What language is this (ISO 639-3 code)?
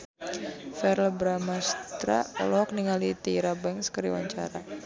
sun